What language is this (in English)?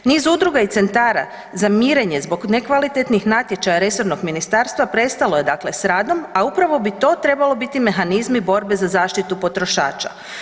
Croatian